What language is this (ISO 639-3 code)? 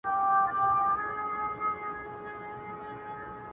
pus